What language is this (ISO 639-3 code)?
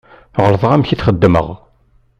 kab